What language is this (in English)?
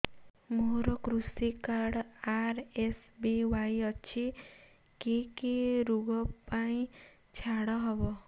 Odia